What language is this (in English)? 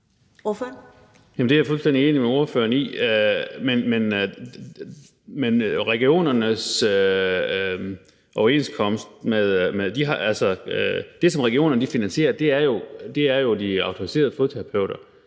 Danish